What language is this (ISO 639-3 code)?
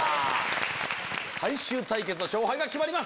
jpn